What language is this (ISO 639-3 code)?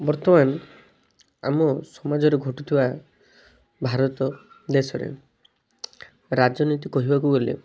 ori